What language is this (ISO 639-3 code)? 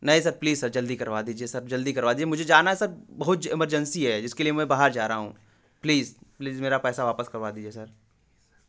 hin